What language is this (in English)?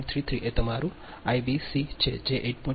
Gujarati